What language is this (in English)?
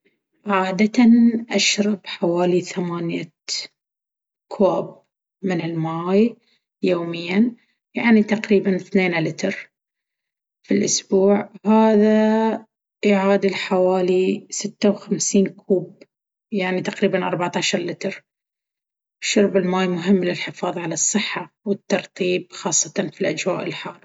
Baharna Arabic